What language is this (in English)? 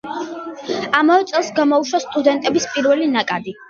Georgian